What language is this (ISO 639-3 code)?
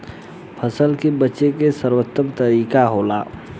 bho